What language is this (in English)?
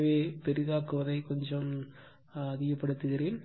Tamil